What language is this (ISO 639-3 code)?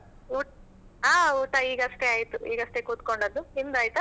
kan